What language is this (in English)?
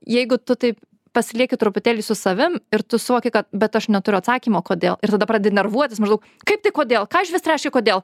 Lithuanian